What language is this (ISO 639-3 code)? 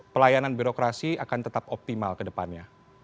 ind